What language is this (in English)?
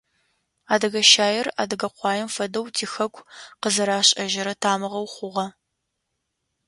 Adyghe